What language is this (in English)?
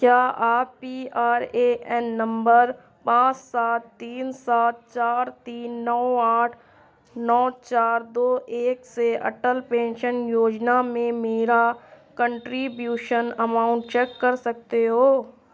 Urdu